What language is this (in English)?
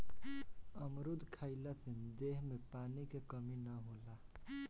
Bhojpuri